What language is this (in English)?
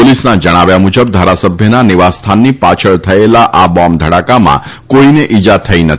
Gujarati